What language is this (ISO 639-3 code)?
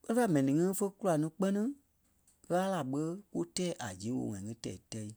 kpe